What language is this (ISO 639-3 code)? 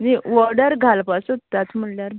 kok